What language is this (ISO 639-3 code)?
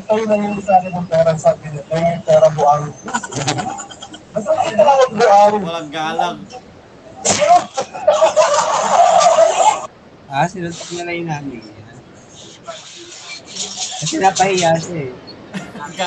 fil